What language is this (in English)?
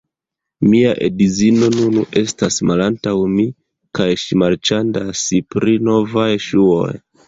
Esperanto